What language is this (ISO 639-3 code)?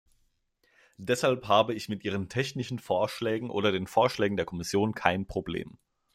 deu